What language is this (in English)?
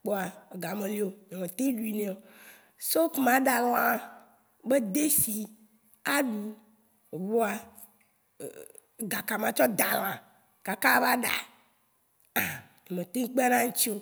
Waci Gbe